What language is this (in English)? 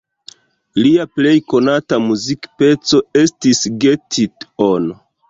Esperanto